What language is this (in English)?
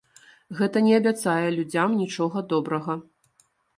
Belarusian